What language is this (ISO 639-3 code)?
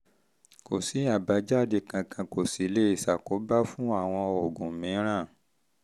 yor